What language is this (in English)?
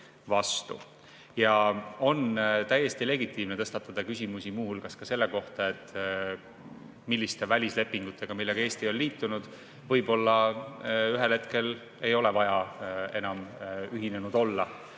Estonian